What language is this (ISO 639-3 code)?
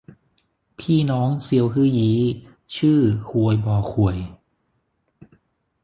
tha